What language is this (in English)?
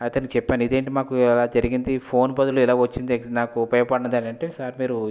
Telugu